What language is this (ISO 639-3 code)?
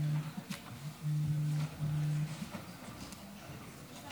heb